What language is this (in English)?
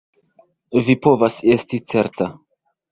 Esperanto